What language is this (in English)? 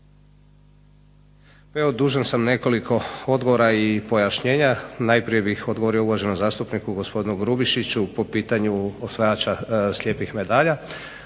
Croatian